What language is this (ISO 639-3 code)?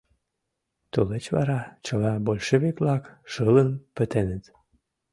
chm